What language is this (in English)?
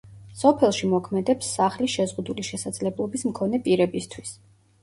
Georgian